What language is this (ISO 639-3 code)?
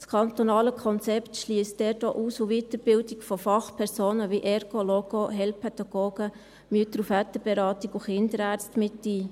gsw